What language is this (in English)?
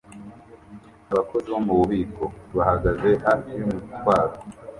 Kinyarwanda